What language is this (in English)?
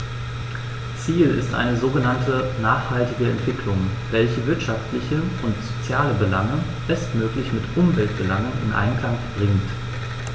German